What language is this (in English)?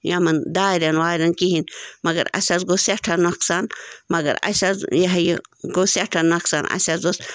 Kashmiri